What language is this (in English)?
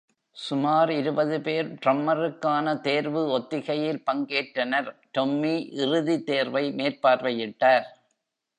Tamil